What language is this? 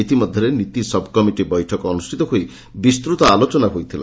Odia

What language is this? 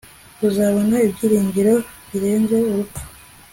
Kinyarwanda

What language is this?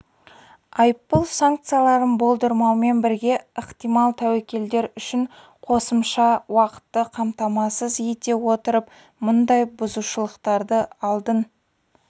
Kazakh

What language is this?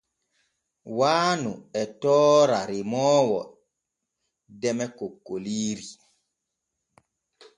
Borgu Fulfulde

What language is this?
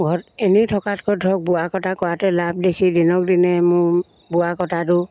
Assamese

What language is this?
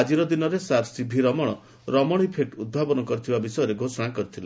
Odia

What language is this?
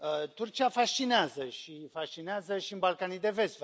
Romanian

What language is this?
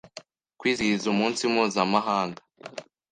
Kinyarwanda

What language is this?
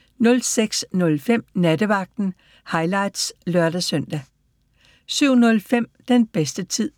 Danish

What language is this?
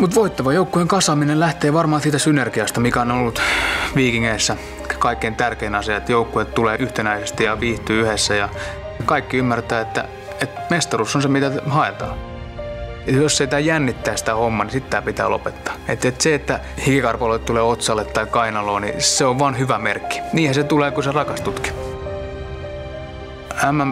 Finnish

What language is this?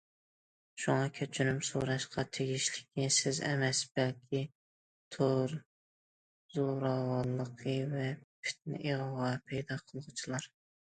Uyghur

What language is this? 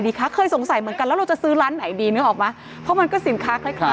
Thai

